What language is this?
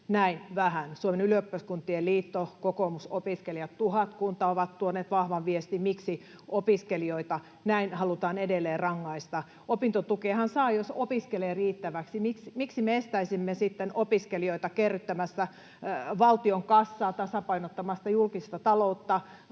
Finnish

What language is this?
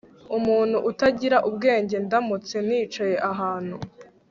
Kinyarwanda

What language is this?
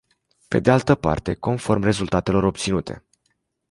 Romanian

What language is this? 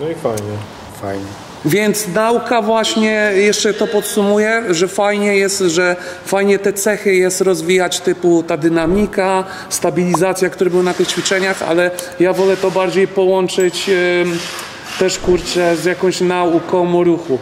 Polish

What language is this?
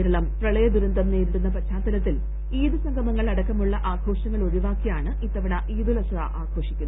Malayalam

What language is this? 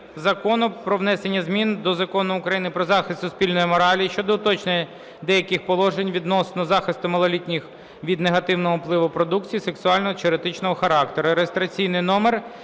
Ukrainian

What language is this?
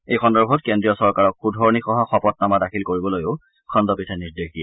Assamese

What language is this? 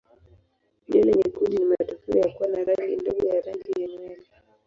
Swahili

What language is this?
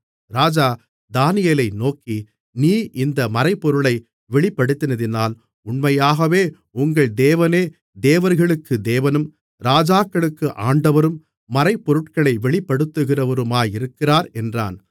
Tamil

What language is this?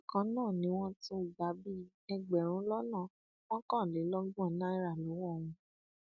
Yoruba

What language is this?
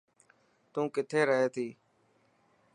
Dhatki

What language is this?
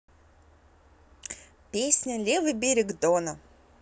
Russian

